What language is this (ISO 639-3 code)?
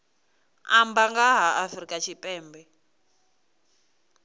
ven